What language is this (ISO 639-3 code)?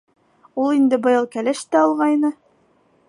bak